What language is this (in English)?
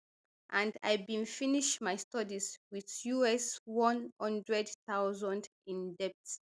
Nigerian Pidgin